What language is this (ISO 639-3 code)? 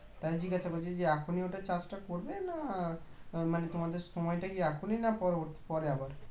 ben